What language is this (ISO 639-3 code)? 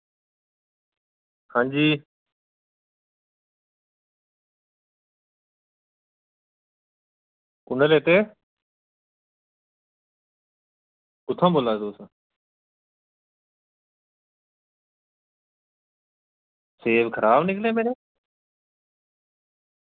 doi